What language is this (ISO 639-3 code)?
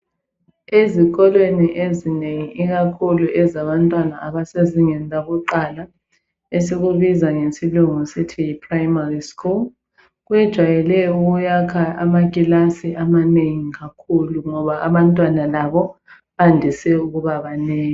nde